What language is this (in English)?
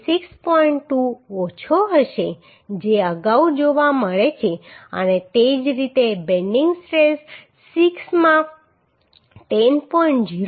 Gujarati